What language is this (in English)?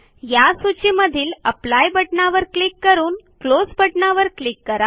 Marathi